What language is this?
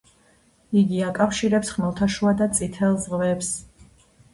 Georgian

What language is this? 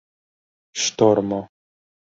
Esperanto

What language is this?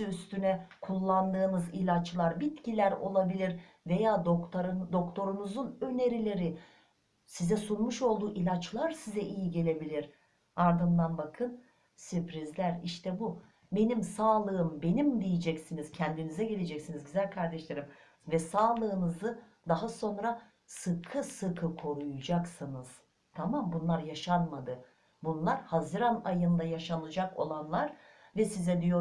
Turkish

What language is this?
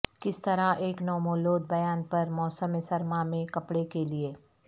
Urdu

